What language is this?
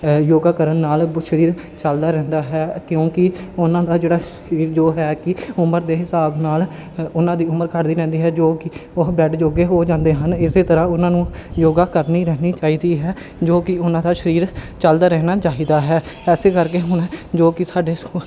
Punjabi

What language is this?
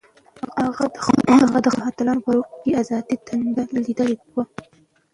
Pashto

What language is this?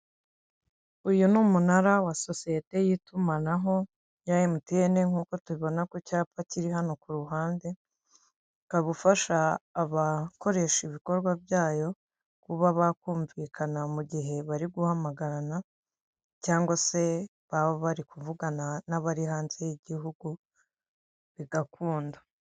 Kinyarwanda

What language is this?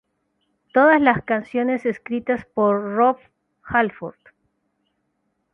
Spanish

